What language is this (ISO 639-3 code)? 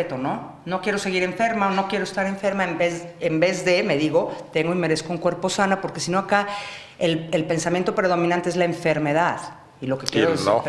spa